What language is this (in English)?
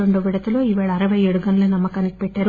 Telugu